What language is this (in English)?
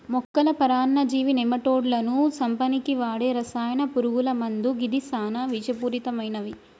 Telugu